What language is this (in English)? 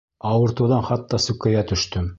Bashkir